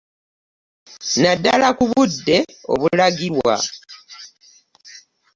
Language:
Ganda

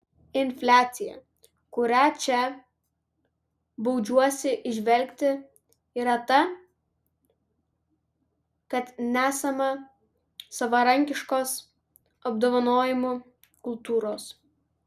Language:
Lithuanian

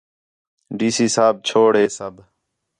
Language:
Khetrani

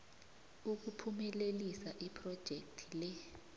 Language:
South Ndebele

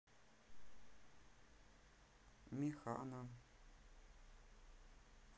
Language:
Russian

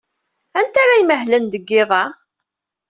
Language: Kabyle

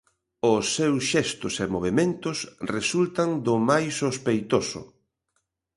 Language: Galician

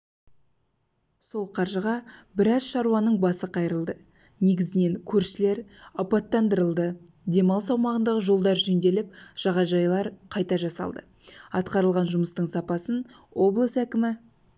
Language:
Kazakh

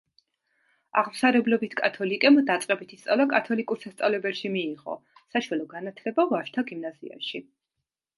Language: Georgian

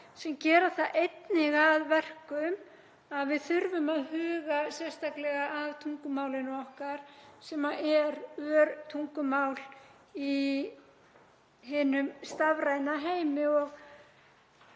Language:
Icelandic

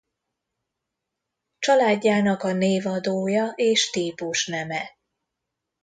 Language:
Hungarian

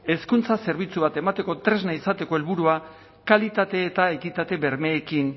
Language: Basque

